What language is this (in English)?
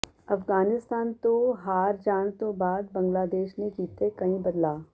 Punjabi